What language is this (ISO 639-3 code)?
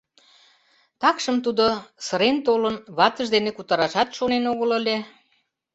chm